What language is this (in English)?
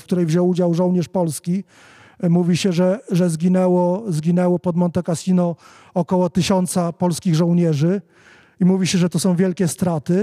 Polish